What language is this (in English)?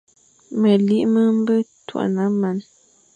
Fang